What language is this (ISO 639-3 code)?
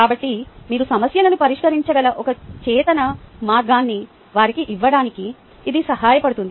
tel